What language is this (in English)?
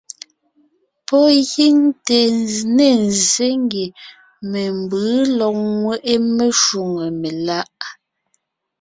Ngiemboon